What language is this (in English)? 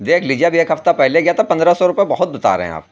Urdu